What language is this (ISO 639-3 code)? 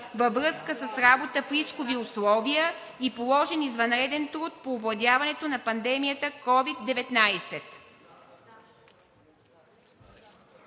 bul